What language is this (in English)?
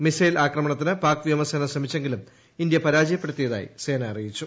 Malayalam